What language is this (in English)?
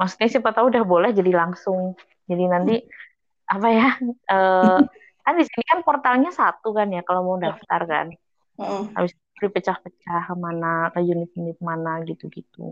Indonesian